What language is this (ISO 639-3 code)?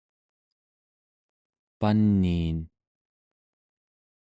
esu